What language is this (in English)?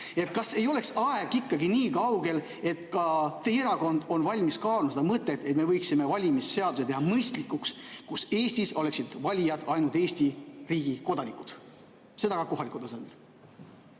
Estonian